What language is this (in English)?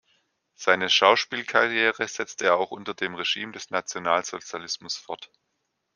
German